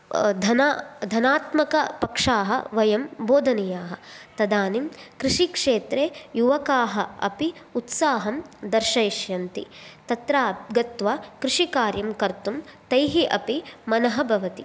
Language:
Sanskrit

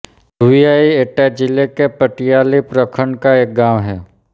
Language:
Hindi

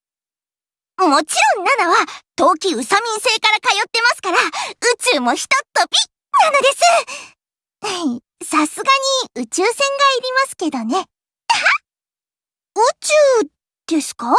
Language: Japanese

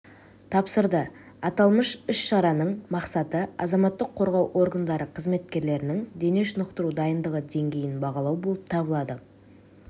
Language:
Kazakh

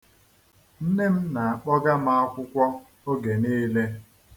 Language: Igbo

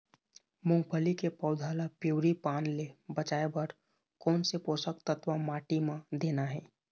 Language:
Chhattisgarhi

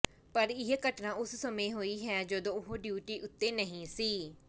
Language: Punjabi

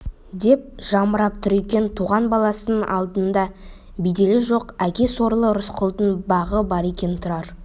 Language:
Kazakh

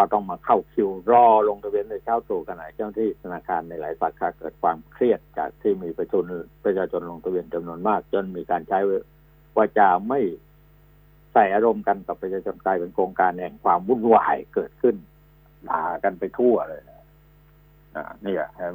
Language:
Thai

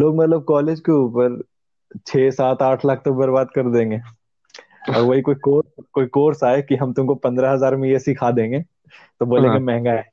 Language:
Hindi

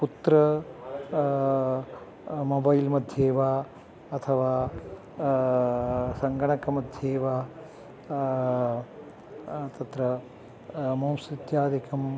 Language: Sanskrit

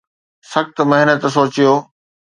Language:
Sindhi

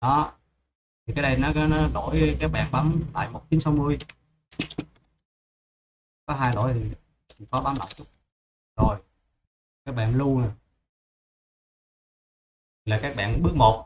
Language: Vietnamese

